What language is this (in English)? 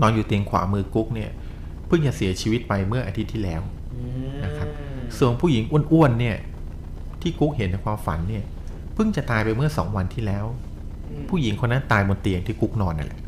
Thai